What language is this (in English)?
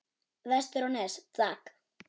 Icelandic